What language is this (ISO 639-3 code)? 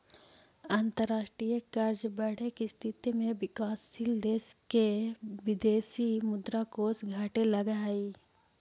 mag